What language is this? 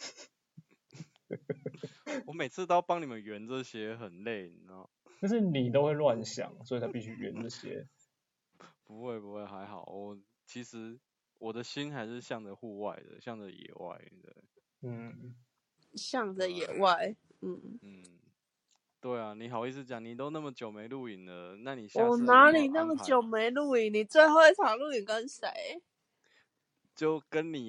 Chinese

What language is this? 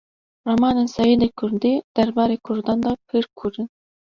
Kurdish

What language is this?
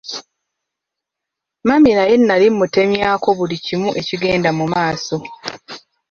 Ganda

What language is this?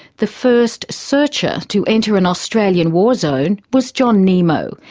English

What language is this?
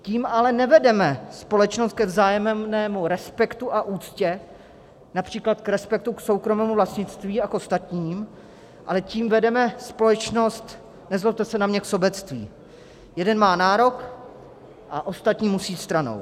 Czech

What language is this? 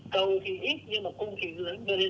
Vietnamese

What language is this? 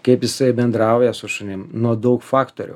Lithuanian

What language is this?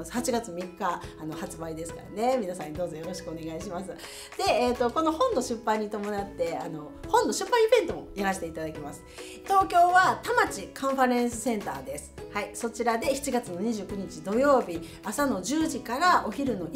Japanese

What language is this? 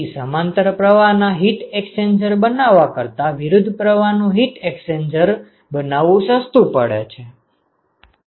Gujarati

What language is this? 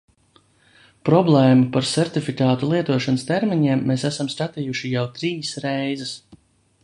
Latvian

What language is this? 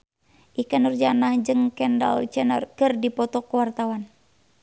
Sundanese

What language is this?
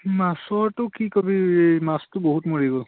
Assamese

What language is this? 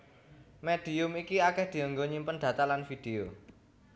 Javanese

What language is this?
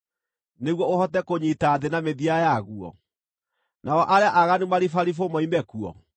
Kikuyu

